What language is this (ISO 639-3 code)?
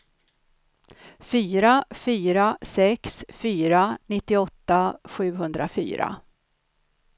swe